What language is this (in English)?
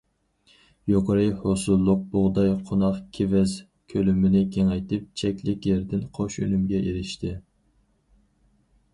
Uyghur